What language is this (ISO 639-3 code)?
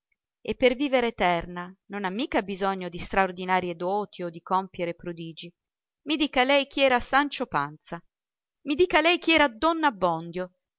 ita